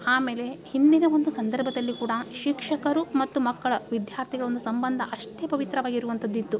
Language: Kannada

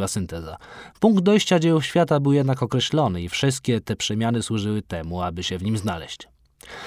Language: Polish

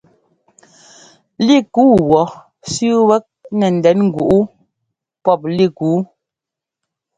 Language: Ngomba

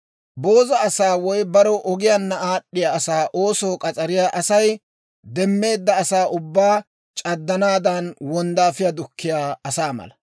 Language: Dawro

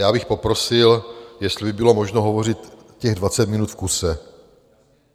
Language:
Czech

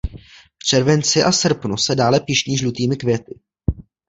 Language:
Czech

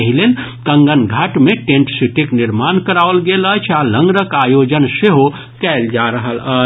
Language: Maithili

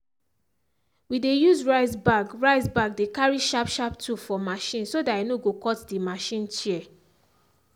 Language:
Nigerian Pidgin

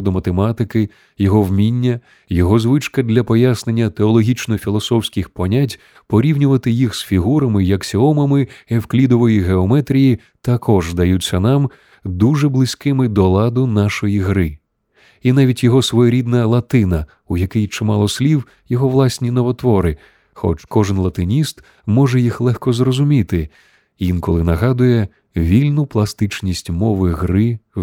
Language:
Ukrainian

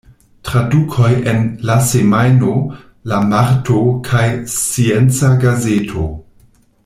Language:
Esperanto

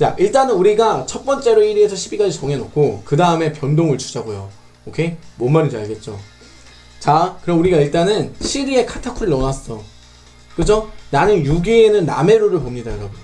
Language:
Korean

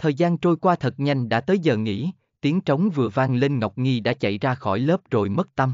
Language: Vietnamese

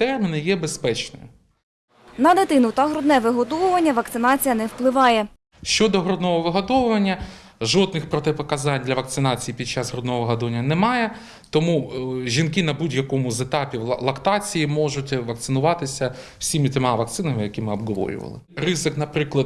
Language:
Ukrainian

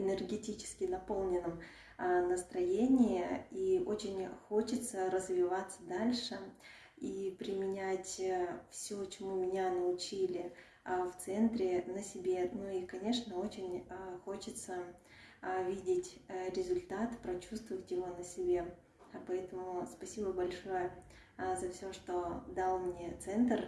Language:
Russian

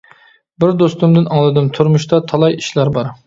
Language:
Uyghur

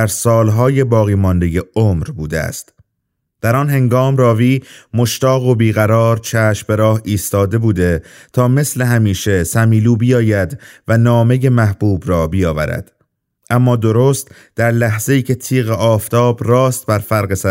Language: Persian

